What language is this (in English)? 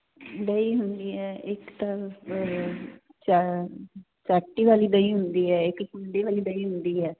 Punjabi